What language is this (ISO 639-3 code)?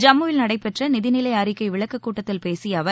tam